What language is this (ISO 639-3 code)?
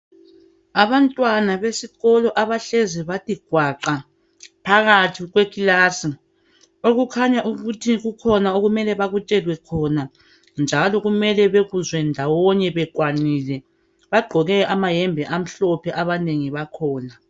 nde